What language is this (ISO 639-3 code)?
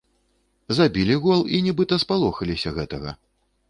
bel